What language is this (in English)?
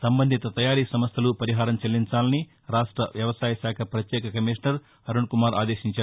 Telugu